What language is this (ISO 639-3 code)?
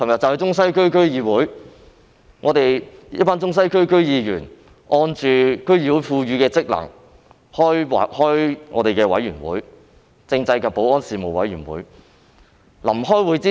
yue